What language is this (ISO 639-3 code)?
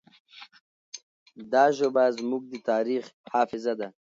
pus